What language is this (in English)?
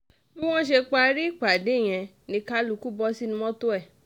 Yoruba